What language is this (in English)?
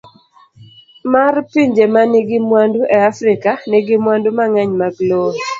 Luo (Kenya and Tanzania)